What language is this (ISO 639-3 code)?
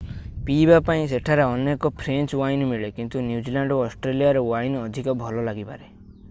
ori